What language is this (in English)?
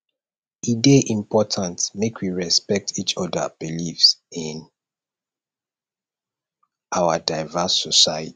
Nigerian Pidgin